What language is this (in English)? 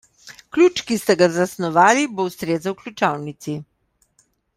Slovenian